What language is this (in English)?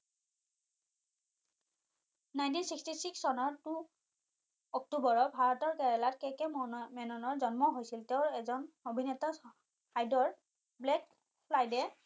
Assamese